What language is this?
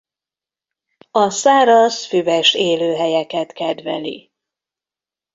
Hungarian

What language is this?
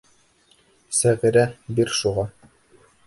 Bashkir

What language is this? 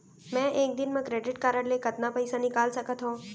Chhattisgarhi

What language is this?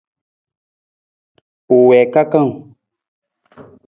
Nawdm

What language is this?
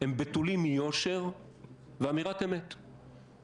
Hebrew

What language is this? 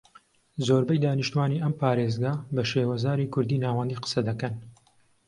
Central Kurdish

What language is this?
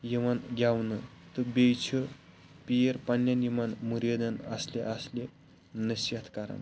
Kashmiri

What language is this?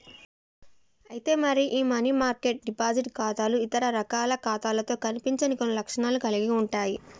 Telugu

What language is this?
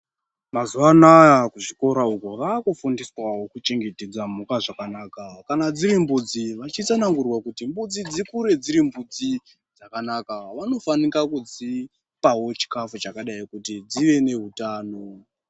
Ndau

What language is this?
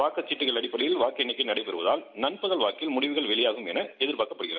Tamil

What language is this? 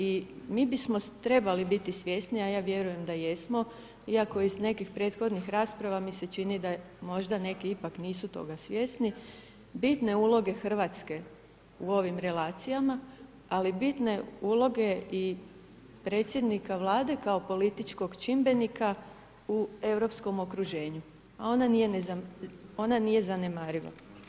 Croatian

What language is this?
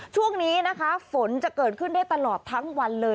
Thai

